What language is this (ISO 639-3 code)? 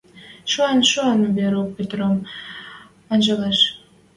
mrj